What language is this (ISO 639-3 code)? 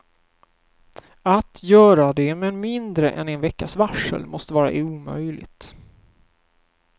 swe